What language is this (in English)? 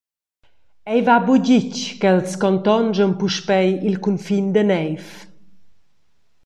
Romansh